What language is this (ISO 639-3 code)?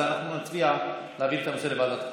heb